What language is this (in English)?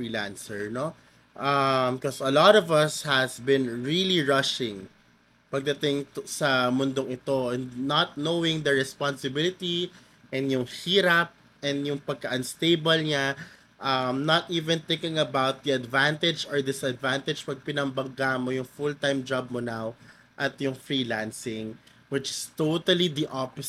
Filipino